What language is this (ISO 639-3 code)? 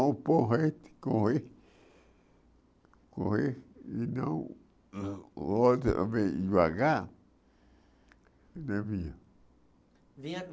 por